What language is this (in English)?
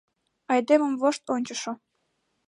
Mari